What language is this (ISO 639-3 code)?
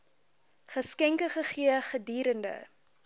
afr